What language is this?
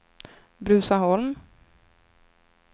Swedish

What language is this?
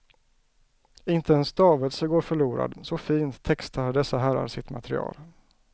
Swedish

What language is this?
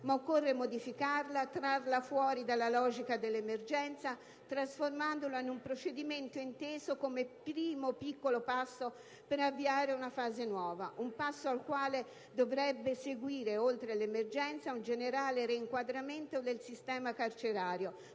Italian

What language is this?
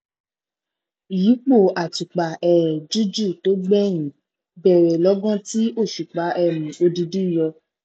Yoruba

